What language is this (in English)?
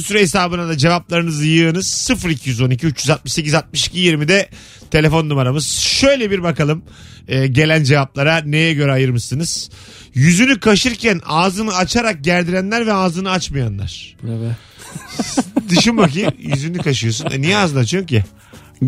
Turkish